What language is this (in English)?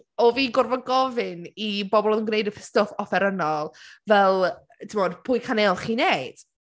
Welsh